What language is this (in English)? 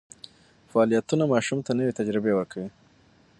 Pashto